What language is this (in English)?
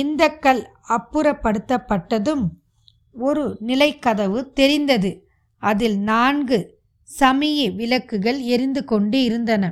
Tamil